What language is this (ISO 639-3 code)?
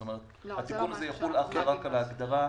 heb